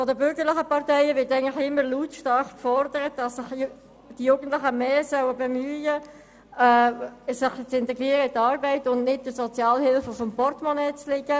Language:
Swiss German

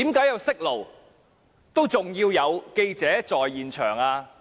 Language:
Cantonese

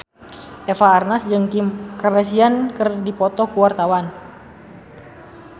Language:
Sundanese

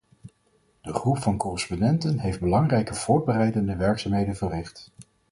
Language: Dutch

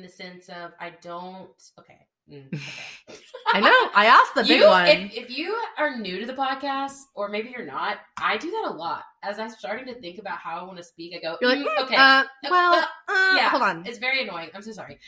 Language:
English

